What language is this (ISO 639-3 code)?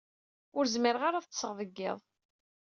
kab